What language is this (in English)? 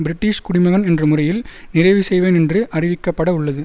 Tamil